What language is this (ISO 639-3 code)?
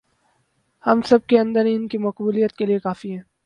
urd